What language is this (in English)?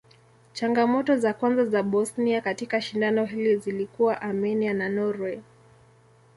Swahili